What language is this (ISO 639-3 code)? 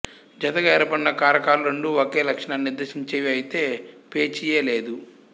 tel